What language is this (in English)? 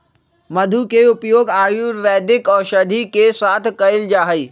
Magahi